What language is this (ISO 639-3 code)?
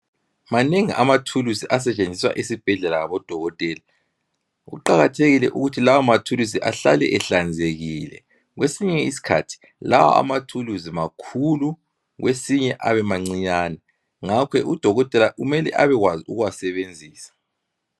nde